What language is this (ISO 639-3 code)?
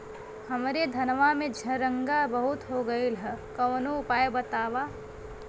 bho